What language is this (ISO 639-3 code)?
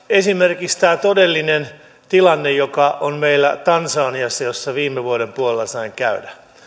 fin